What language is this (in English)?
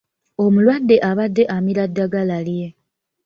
Ganda